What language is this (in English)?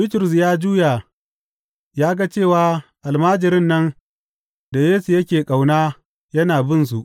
Hausa